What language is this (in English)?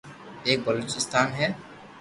Loarki